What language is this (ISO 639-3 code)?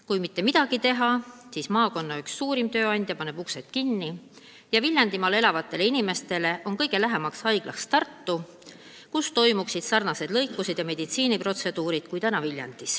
est